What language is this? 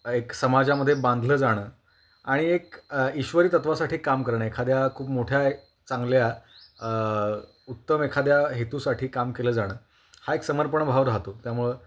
Marathi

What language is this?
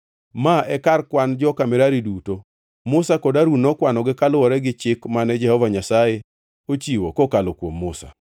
Luo (Kenya and Tanzania)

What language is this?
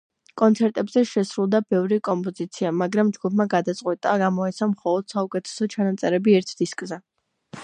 Georgian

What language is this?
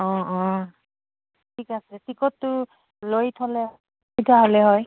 Assamese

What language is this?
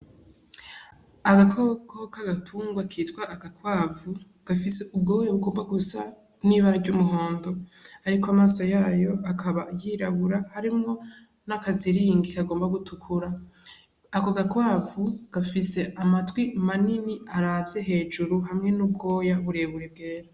Rundi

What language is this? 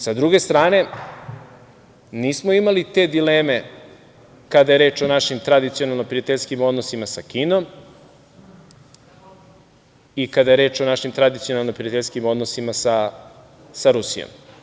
Serbian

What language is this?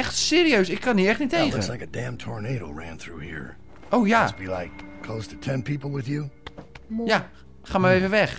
Dutch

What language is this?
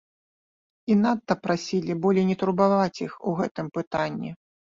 Belarusian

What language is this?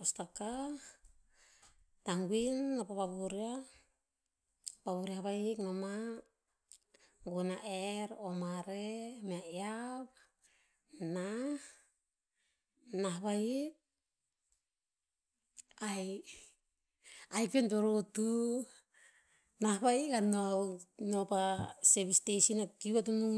Tinputz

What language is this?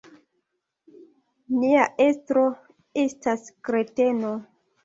Esperanto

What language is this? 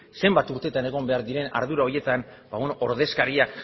Basque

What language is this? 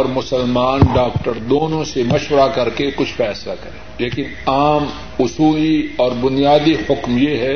Urdu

